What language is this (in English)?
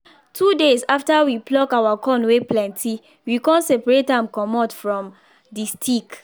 Nigerian Pidgin